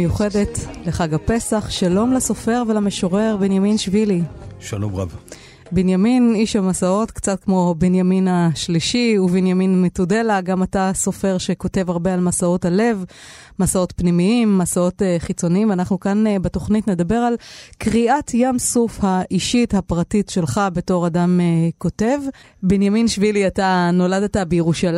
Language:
Hebrew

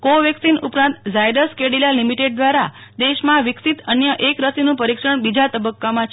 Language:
Gujarati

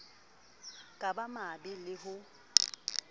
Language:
Southern Sotho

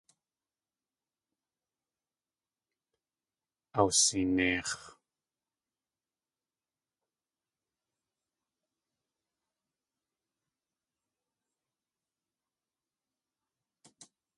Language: Tlingit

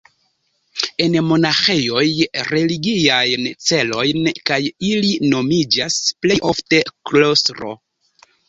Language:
Esperanto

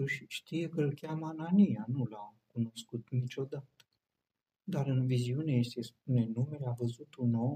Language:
Romanian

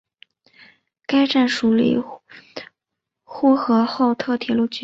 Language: Chinese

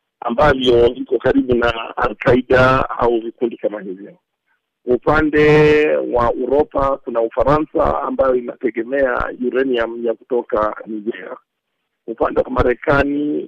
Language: Swahili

